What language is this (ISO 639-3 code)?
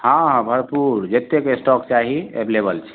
mai